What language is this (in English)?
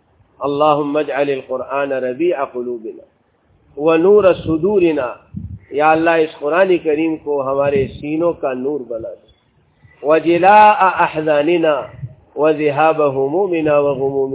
Urdu